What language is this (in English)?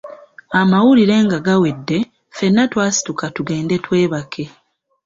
Ganda